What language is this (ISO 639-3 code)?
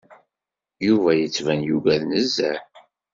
kab